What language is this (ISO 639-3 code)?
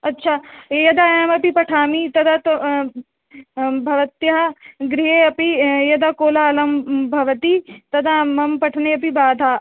san